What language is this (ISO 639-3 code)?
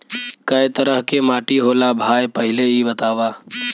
bho